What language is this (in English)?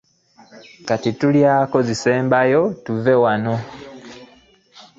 Ganda